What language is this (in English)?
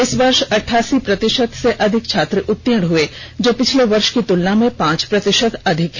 Hindi